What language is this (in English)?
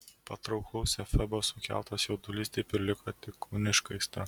Lithuanian